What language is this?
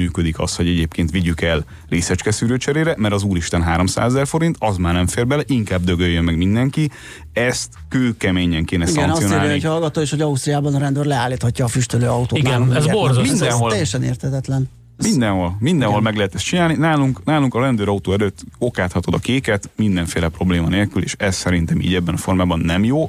Hungarian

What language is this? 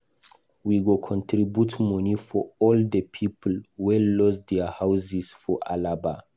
Nigerian Pidgin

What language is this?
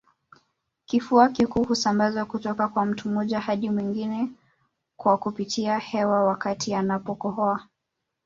Swahili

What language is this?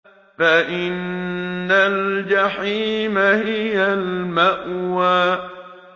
Arabic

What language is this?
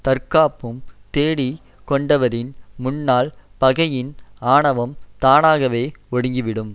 Tamil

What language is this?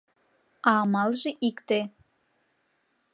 Mari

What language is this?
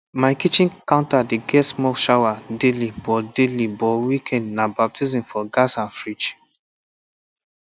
Nigerian Pidgin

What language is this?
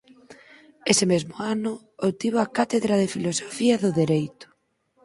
Galician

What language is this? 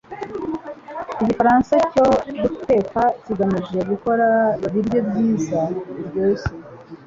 Kinyarwanda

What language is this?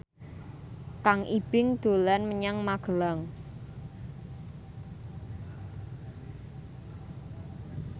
Javanese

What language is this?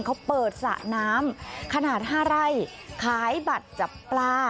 Thai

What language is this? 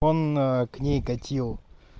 Russian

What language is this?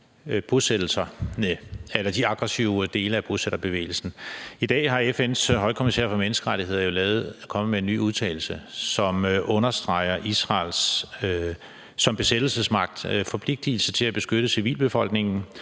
Danish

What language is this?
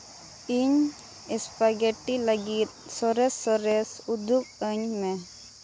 Santali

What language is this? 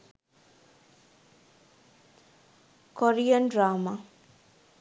Sinhala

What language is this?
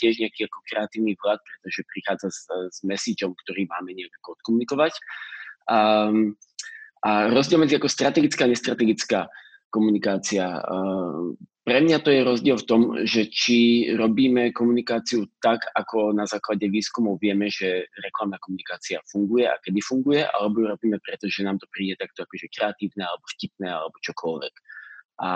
Slovak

